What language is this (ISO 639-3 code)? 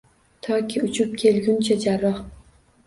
uzb